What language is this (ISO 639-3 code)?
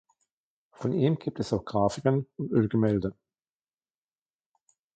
deu